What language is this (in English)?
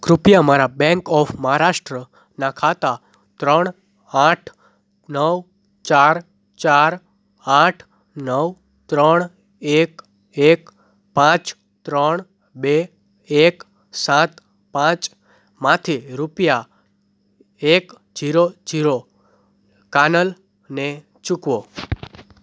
Gujarati